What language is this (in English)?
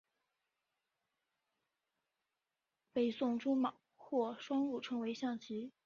Chinese